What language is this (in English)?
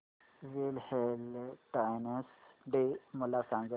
Marathi